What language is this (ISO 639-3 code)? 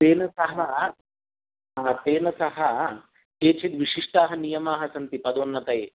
san